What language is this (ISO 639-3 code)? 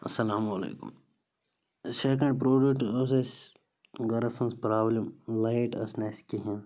kas